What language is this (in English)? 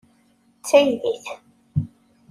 Kabyle